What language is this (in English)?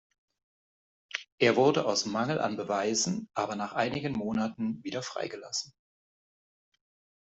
German